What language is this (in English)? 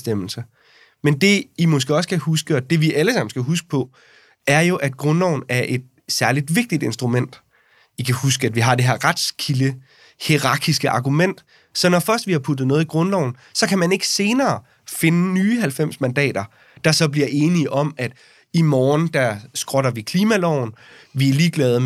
Danish